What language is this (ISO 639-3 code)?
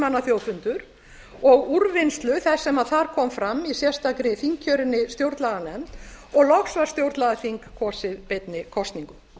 isl